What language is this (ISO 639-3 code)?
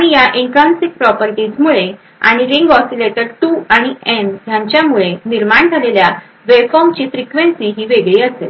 mar